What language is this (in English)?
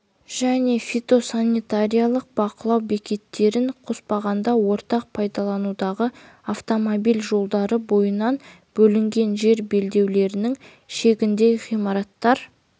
Kazakh